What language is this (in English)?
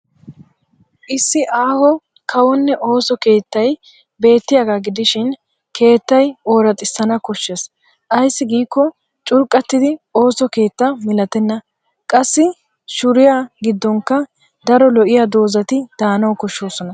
Wolaytta